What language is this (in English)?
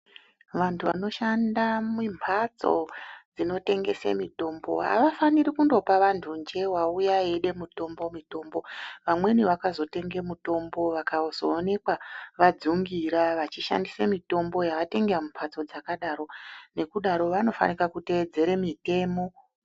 Ndau